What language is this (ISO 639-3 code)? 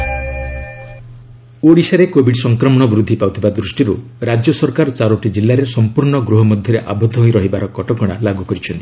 ori